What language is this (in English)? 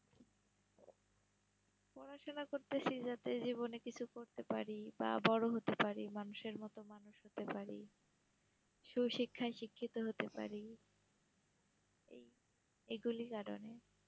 Bangla